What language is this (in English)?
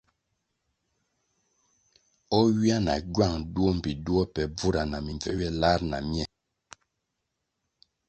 Kwasio